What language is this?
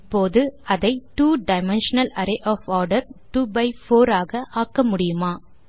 Tamil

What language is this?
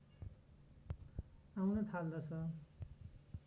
Nepali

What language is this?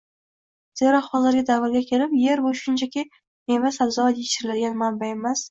Uzbek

